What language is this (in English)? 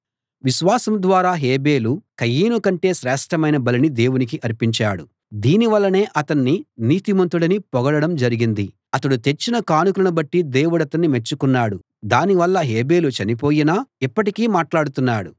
Telugu